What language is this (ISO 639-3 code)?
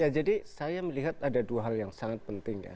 ind